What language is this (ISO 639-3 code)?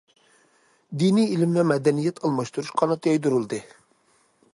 uig